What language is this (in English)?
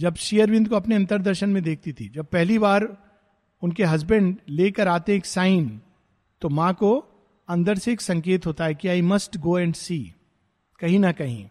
Hindi